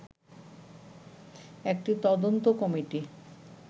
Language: Bangla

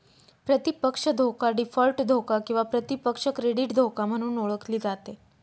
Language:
Marathi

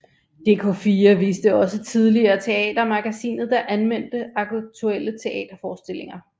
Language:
Danish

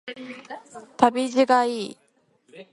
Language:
Japanese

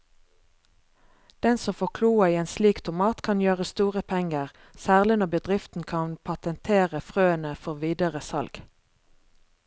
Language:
Norwegian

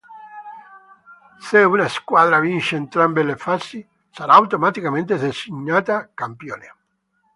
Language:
Italian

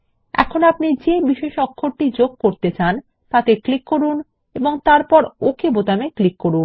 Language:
Bangla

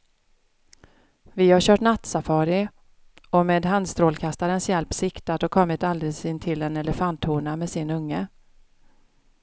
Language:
Swedish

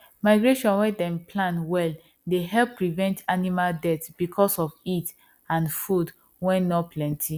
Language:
Nigerian Pidgin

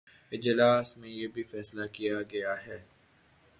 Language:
Urdu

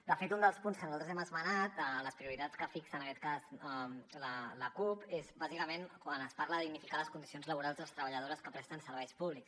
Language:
Catalan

